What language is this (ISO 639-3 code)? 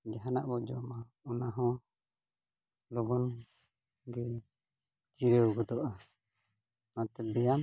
sat